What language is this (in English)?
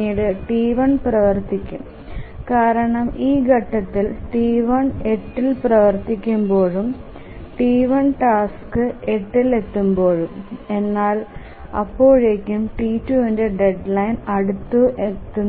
Malayalam